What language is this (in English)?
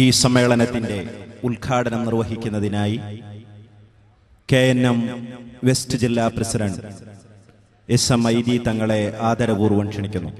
Malayalam